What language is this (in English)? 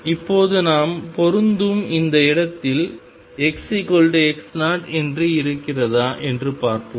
Tamil